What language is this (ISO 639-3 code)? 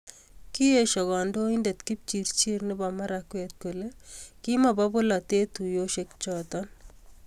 kln